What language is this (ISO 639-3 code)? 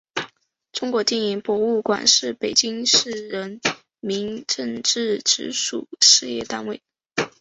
zho